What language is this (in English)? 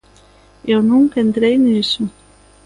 Galician